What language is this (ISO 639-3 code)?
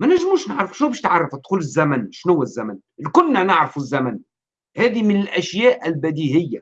ara